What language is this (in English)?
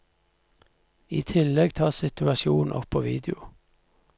Norwegian